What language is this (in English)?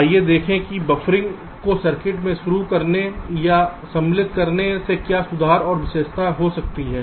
Hindi